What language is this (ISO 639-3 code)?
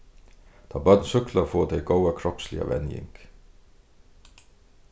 fao